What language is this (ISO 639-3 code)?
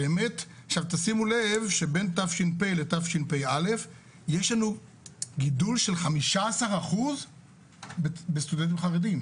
heb